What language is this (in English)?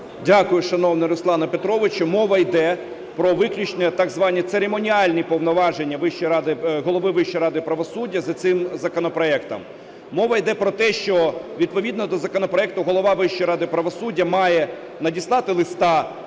Ukrainian